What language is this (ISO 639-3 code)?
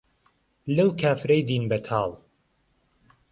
ckb